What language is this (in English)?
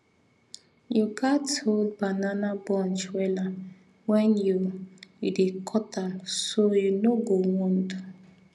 Nigerian Pidgin